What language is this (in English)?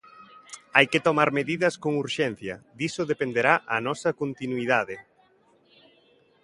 Galician